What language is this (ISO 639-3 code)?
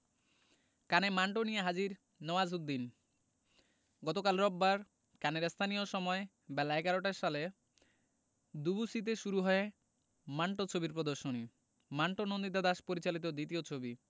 ben